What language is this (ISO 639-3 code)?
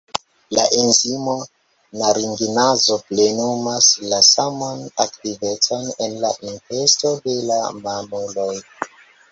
epo